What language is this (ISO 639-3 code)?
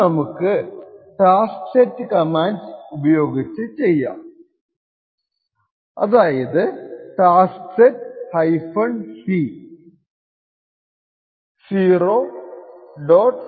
mal